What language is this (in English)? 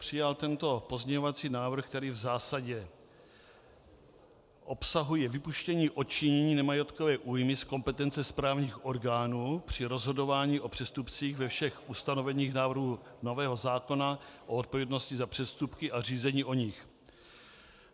Czech